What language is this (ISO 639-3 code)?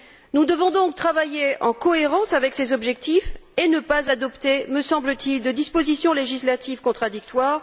fra